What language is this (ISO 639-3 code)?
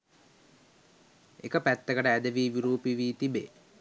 sin